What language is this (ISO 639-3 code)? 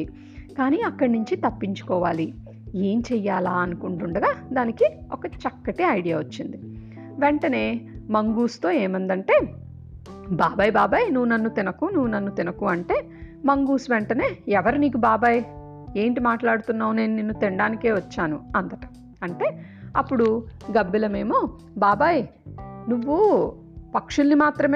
tel